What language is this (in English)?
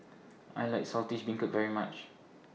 English